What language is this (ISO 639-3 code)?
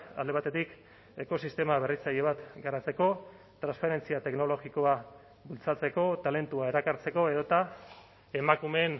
eus